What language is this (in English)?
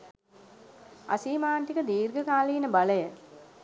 Sinhala